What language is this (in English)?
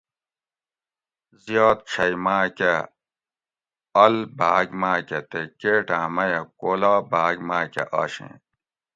Gawri